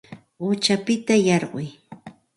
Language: Santa Ana de Tusi Pasco Quechua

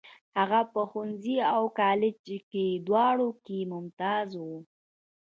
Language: Pashto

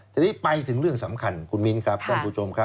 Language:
Thai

